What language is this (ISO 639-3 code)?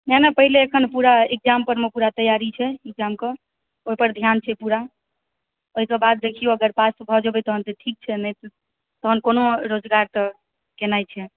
mai